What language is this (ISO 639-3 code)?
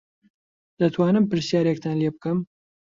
ckb